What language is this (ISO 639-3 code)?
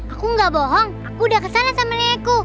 ind